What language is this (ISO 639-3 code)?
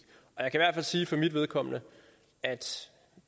dan